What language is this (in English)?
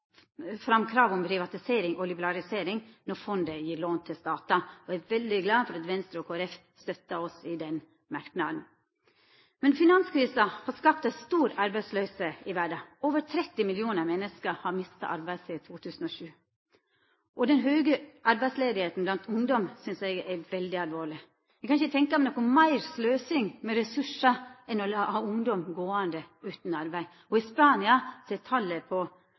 Norwegian Nynorsk